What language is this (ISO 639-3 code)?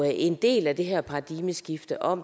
dan